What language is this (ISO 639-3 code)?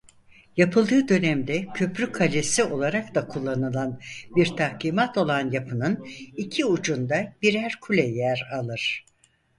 tur